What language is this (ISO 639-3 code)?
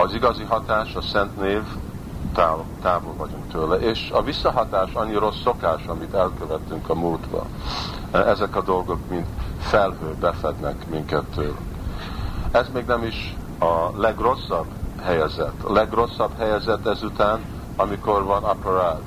hun